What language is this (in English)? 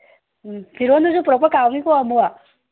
Manipuri